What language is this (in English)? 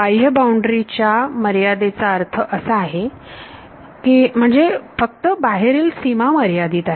Marathi